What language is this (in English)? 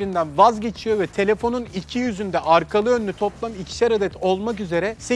Turkish